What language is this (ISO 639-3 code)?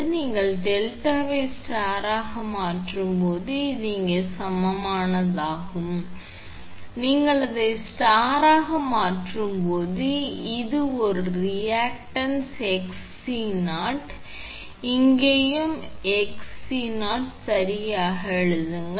tam